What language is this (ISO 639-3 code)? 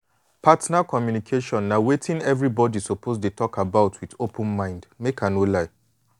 pcm